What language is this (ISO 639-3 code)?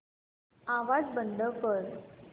mar